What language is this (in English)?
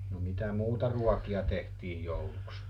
Finnish